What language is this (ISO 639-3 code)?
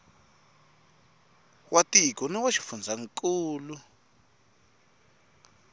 tso